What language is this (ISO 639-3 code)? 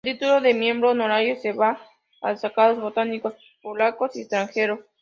spa